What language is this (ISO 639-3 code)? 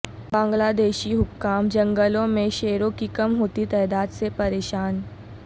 urd